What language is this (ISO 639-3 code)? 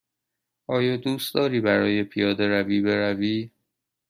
fas